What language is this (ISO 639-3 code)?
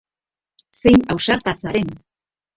eus